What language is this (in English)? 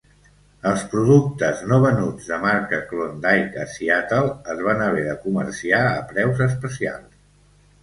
Catalan